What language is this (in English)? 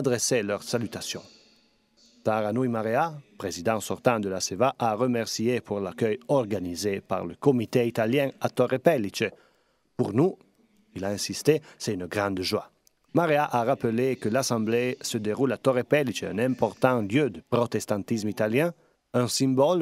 French